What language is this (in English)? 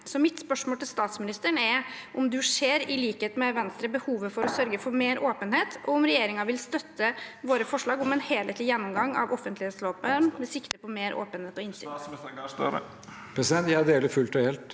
Norwegian